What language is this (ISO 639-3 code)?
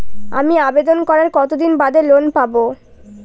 ben